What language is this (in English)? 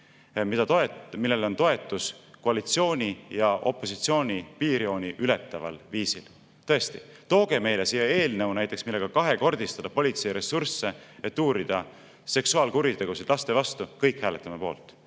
Estonian